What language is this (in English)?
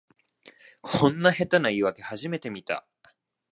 Japanese